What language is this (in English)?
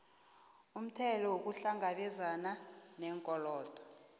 South Ndebele